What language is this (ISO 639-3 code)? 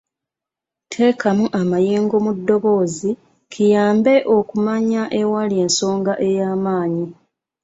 lug